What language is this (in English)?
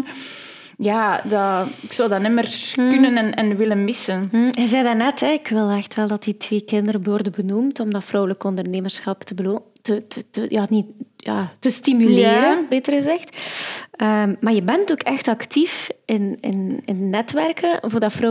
Dutch